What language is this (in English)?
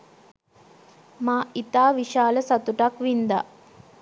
Sinhala